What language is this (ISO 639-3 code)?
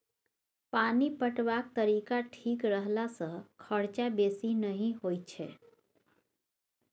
mai